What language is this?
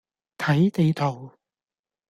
Cantonese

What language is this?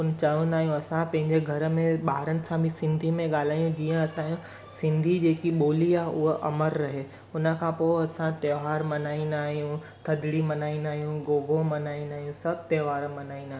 Sindhi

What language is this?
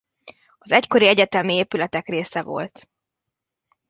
Hungarian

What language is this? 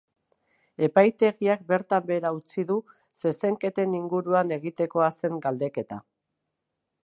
Basque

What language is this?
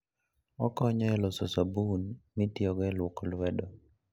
Luo (Kenya and Tanzania)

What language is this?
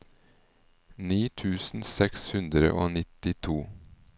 Norwegian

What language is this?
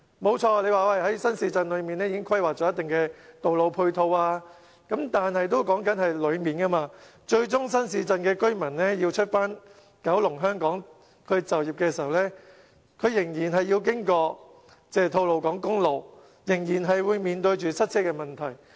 Cantonese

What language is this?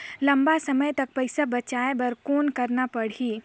Chhattisgarhi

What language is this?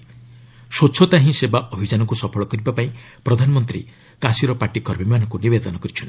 Odia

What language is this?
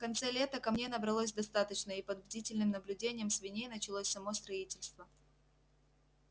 Russian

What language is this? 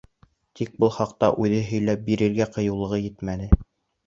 Bashkir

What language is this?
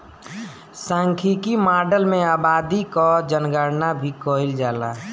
Bhojpuri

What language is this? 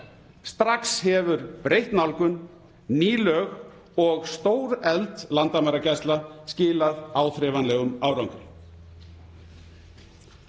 Icelandic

